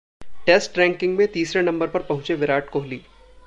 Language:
Hindi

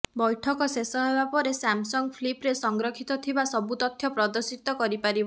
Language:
Odia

